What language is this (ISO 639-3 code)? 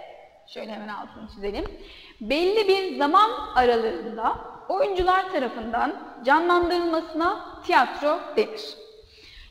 tur